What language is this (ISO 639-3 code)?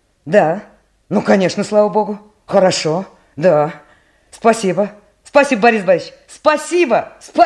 rus